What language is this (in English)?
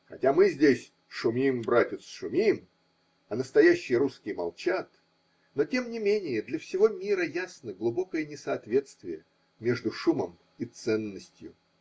Russian